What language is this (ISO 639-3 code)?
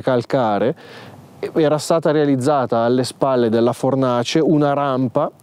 ita